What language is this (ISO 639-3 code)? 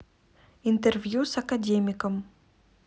rus